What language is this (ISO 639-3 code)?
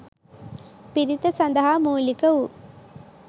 sin